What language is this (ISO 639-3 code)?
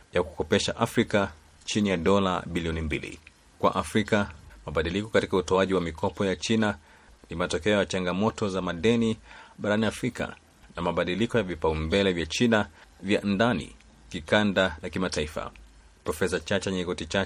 swa